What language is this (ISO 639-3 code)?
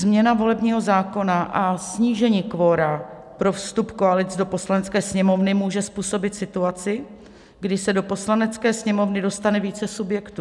ces